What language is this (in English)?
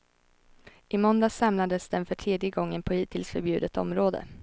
Swedish